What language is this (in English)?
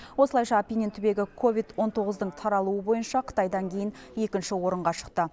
Kazakh